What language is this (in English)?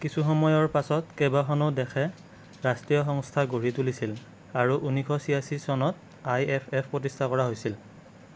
Assamese